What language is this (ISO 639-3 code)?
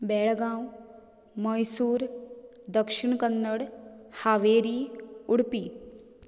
kok